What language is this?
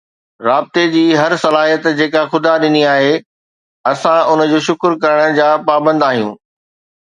Sindhi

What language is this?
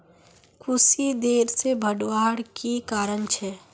Magahi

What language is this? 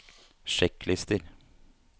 Norwegian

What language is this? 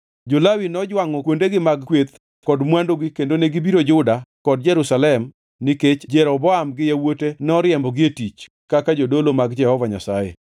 Luo (Kenya and Tanzania)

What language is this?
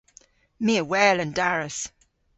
Cornish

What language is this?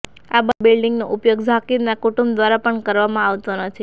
Gujarati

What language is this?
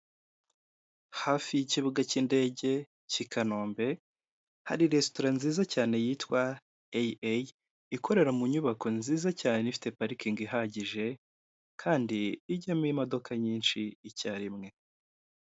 Kinyarwanda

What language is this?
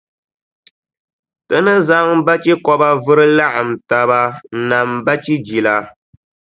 Dagbani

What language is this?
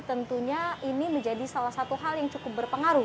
Indonesian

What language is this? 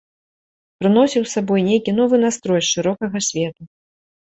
Belarusian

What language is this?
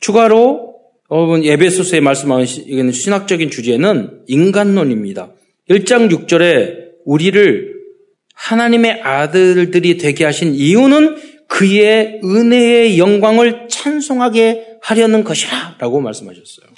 Korean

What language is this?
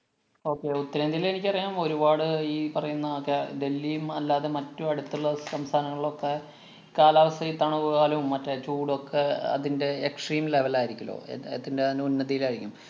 Malayalam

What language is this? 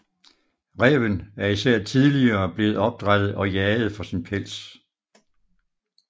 Danish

